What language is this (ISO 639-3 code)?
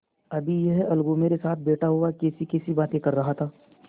hin